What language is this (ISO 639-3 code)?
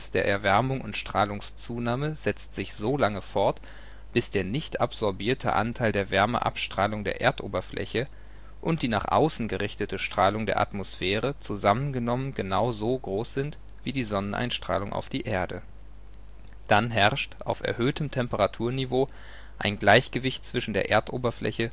deu